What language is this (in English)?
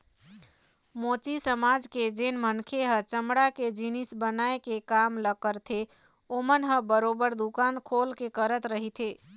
Chhattisgarhi